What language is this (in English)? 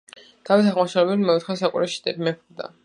Georgian